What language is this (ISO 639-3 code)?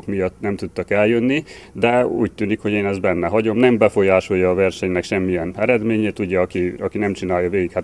hun